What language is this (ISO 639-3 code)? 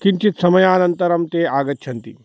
san